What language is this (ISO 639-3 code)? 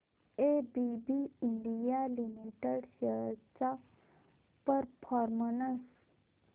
mar